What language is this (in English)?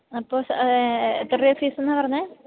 Malayalam